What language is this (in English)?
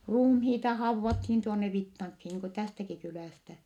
Finnish